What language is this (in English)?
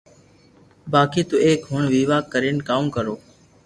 Loarki